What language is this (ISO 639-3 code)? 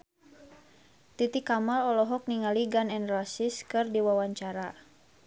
sun